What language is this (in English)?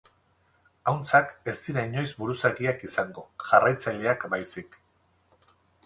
Basque